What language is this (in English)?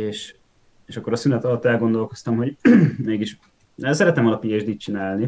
Hungarian